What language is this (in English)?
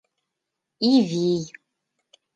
Mari